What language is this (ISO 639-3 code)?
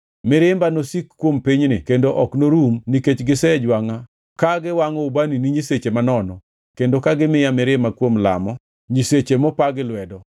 luo